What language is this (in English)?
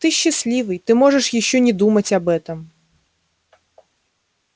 Russian